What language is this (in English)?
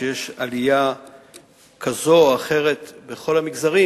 Hebrew